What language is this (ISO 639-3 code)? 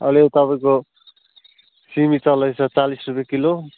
nep